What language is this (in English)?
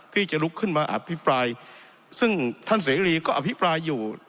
Thai